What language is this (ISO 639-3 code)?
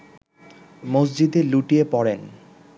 ben